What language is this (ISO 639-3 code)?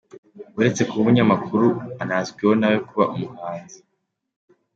kin